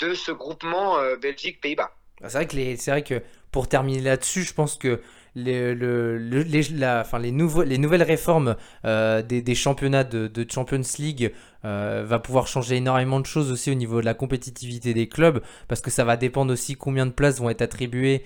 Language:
French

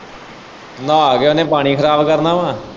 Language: Punjabi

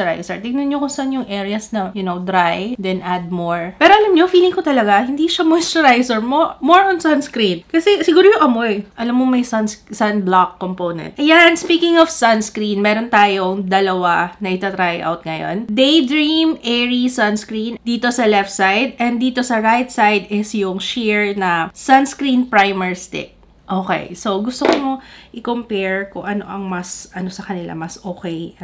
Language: Filipino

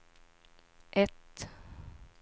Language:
Swedish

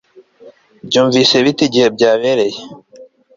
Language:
Kinyarwanda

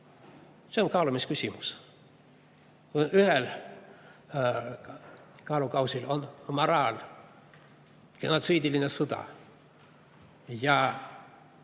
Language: Estonian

